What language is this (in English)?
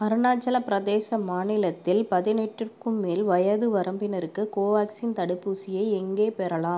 Tamil